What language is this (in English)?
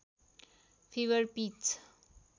Nepali